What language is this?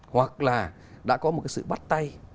Vietnamese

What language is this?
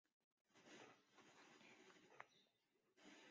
Chinese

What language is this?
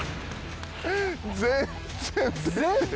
Japanese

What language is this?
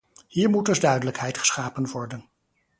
Dutch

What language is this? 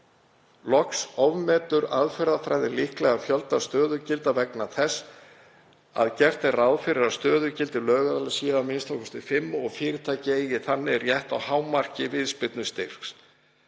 Icelandic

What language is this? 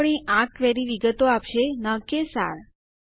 Gujarati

